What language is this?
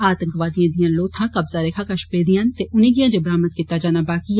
Dogri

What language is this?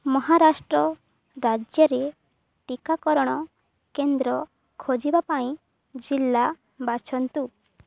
Odia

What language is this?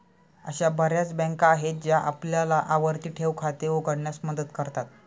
Marathi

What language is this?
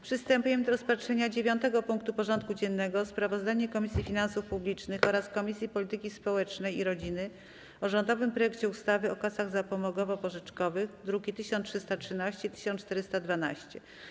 Polish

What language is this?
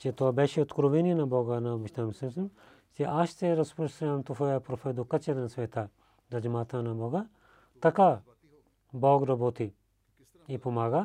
Bulgarian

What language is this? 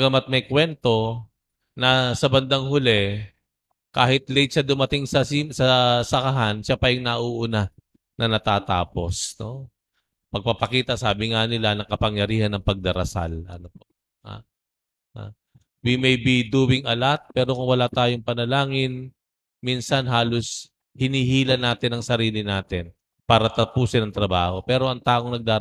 Filipino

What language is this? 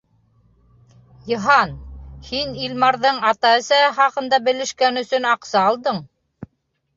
Bashkir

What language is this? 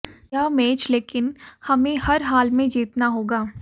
Hindi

